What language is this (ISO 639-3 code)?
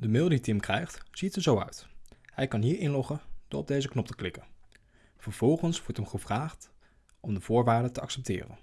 nld